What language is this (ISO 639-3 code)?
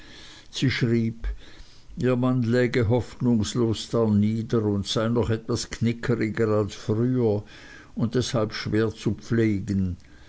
deu